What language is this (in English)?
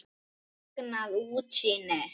Icelandic